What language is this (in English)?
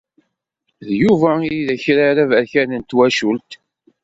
Kabyle